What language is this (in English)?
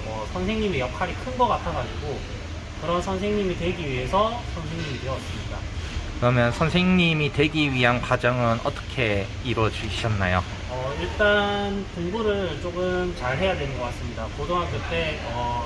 Korean